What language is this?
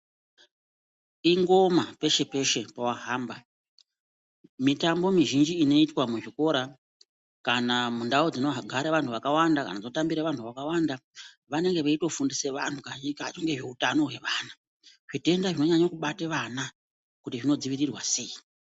Ndau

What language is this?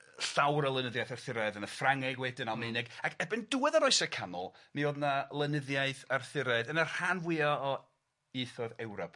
Welsh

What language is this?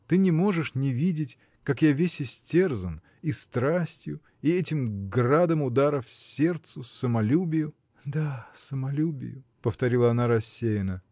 Russian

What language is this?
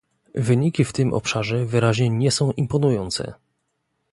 Polish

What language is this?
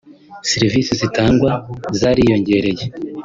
Kinyarwanda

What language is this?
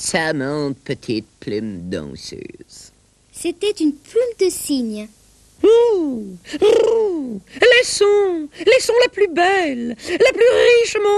French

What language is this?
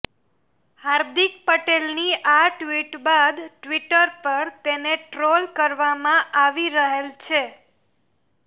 Gujarati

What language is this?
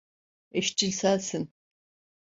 Turkish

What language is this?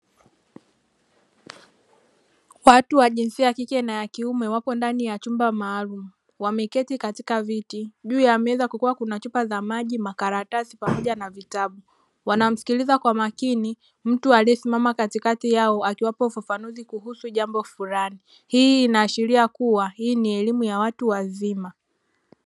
Swahili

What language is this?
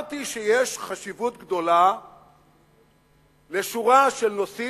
Hebrew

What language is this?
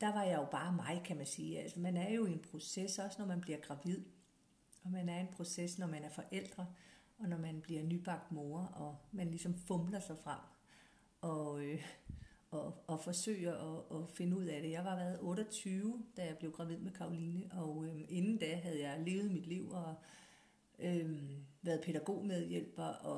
Danish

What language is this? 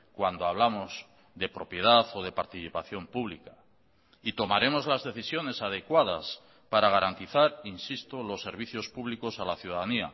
Spanish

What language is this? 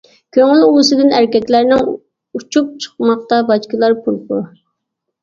Uyghur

